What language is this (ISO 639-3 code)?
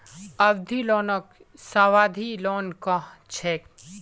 mag